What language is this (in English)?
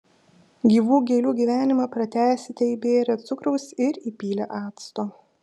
Lithuanian